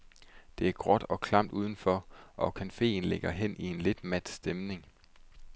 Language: Danish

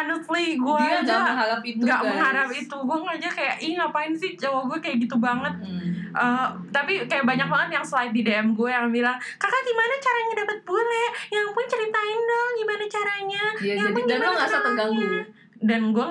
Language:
Indonesian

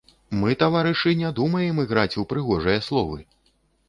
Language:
Belarusian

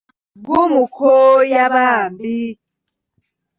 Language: Ganda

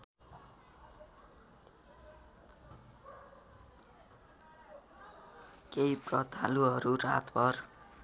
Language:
Nepali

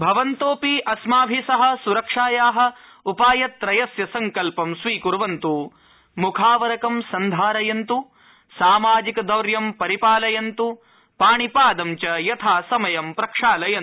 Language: Sanskrit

